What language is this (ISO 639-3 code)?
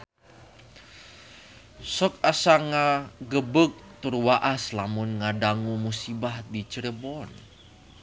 sun